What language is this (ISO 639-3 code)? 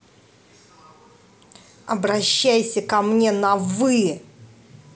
rus